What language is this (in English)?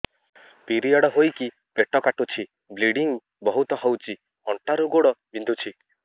Odia